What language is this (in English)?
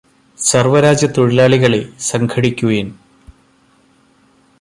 Malayalam